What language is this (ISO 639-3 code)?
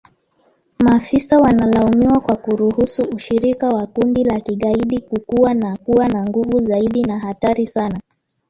swa